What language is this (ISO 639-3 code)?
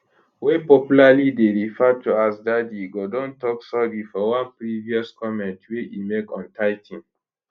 pcm